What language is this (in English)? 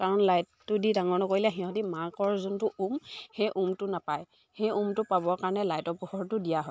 Assamese